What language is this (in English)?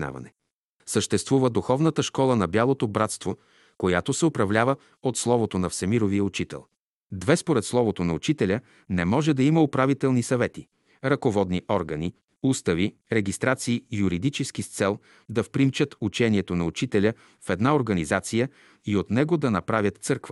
Bulgarian